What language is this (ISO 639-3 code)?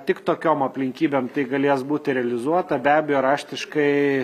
lit